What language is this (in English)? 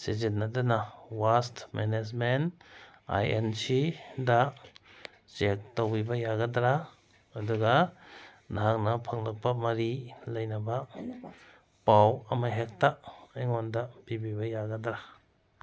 Manipuri